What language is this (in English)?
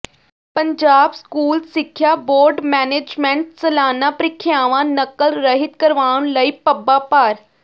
Punjabi